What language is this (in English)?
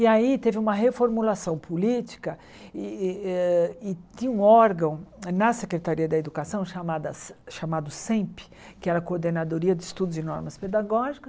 Portuguese